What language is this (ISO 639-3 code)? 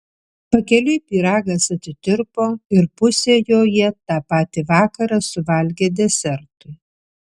lit